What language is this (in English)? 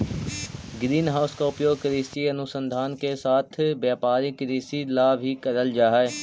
Magahi